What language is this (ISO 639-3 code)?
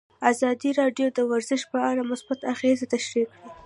pus